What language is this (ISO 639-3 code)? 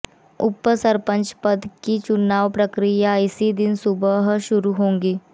hin